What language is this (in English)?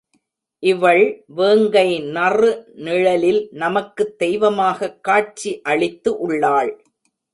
Tamil